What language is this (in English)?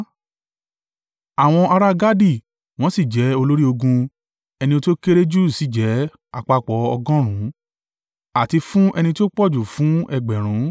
Yoruba